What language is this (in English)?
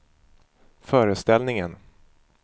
Swedish